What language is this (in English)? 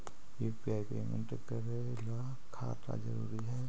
Magahi